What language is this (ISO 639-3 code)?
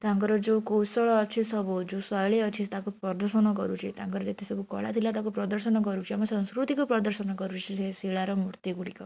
ori